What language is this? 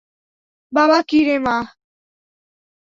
Bangla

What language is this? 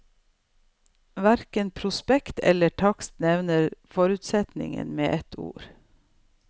Norwegian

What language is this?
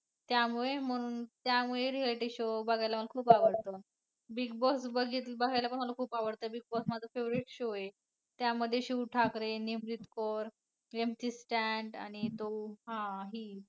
Marathi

